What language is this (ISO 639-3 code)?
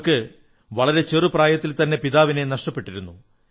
mal